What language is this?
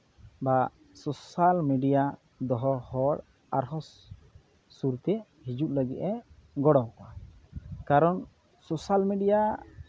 Santali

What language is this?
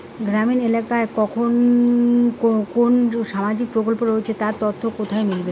Bangla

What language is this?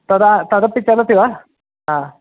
Sanskrit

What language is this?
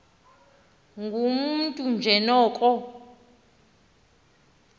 Xhosa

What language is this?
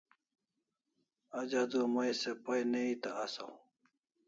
Kalasha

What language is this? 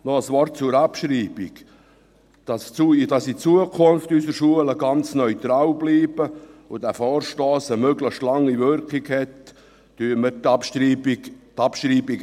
Swiss German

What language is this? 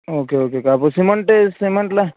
Tamil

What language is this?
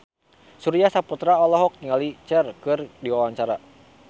Sundanese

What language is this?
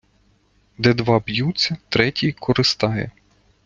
Ukrainian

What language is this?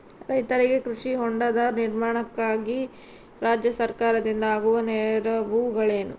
Kannada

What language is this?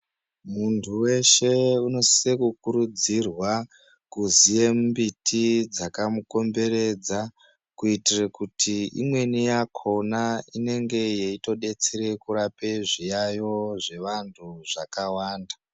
Ndau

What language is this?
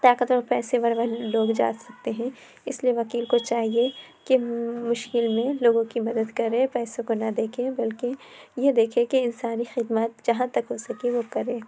Urdu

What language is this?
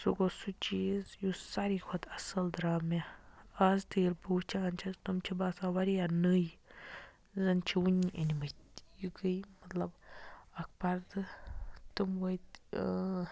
Kashmiri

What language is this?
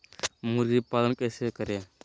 Magahi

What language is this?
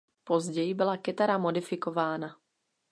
Czech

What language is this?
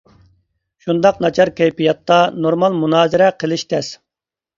Uyghur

